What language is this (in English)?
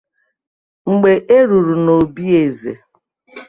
Igbo